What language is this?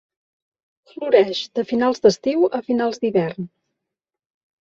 Catalan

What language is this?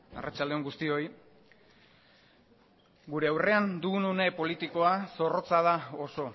Basque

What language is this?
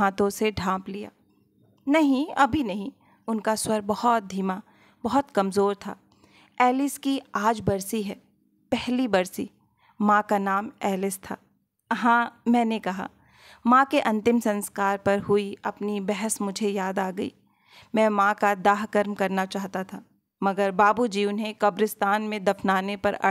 Hindi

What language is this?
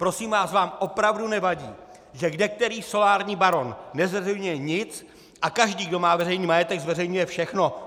Czech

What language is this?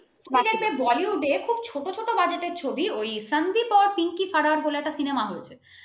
Bangla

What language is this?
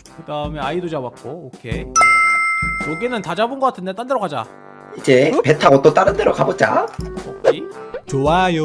Korean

